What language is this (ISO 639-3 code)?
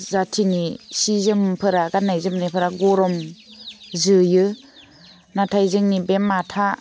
brx